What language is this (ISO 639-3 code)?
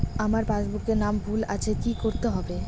ben